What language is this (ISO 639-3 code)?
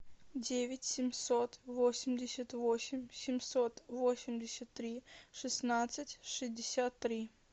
rus